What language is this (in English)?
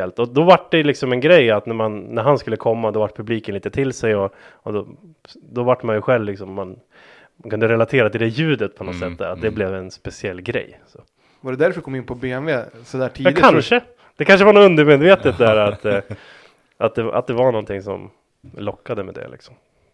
Swedish